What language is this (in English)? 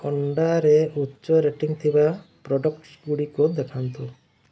Odia